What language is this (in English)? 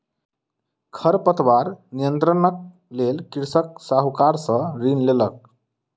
Maithili